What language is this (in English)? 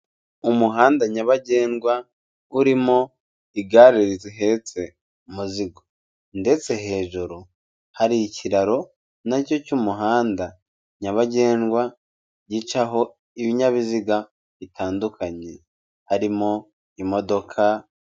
Kinyarwanda